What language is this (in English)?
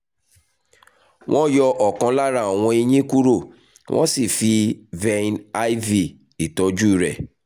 Yoruba